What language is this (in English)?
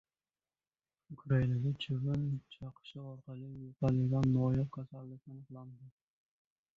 Uzbek